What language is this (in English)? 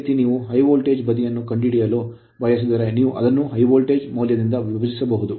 Kannada